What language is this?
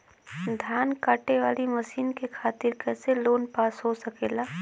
Bhojpuri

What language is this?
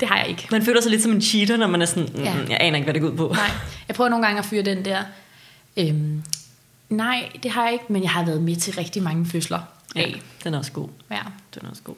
Danish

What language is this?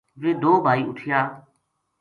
Gujari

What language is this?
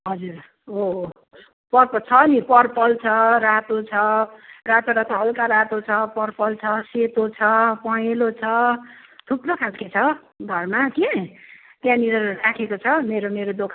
Nepali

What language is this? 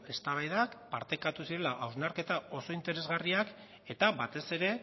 Basque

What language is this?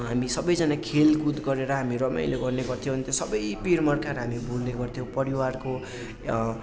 Nepali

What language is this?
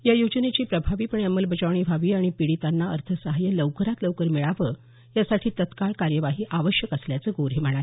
Marathi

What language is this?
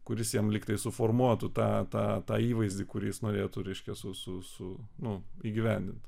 Lithuanian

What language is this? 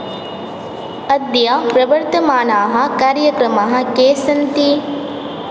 Sanskrit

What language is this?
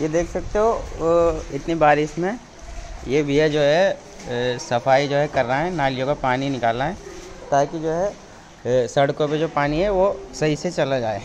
Hindi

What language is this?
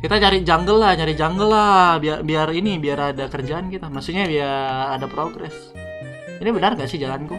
Indonesian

